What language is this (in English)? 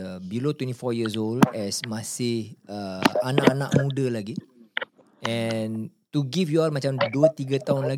Malay